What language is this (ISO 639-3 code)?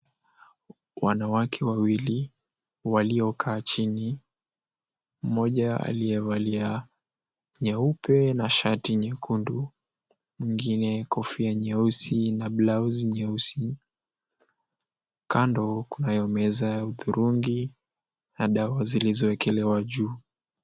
swa